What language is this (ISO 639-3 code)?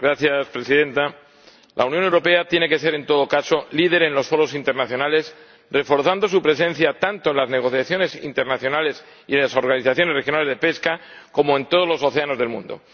spa